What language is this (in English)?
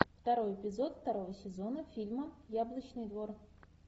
Russian